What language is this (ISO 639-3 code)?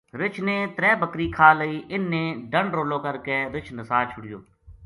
gju